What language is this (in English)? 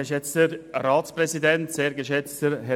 Swiss German